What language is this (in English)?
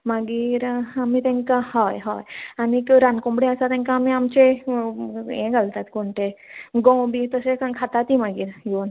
Konkani